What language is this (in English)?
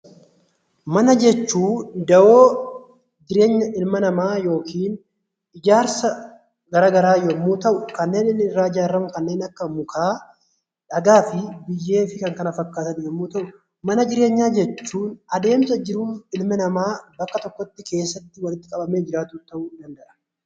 Oromo